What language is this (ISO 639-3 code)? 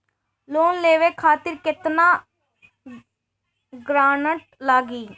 bho